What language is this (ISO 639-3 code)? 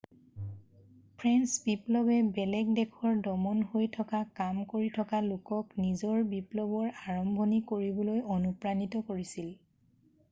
asm